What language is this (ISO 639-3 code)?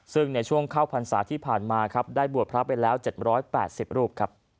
tha